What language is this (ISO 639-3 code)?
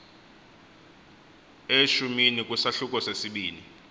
xho